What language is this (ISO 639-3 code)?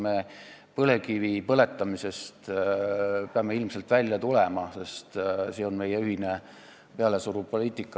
est